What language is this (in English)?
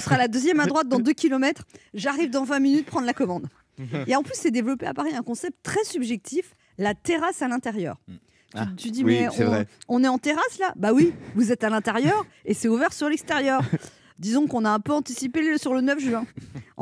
French